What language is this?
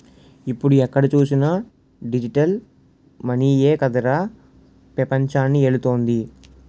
Telugu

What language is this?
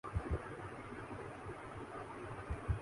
Urdu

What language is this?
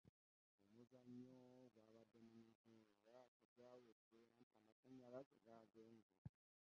Ganda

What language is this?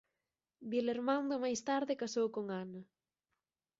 Galician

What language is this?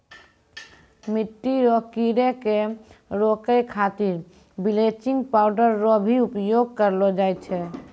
Maithili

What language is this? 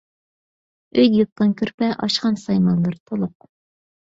Uyghur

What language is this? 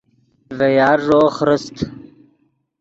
Yidgha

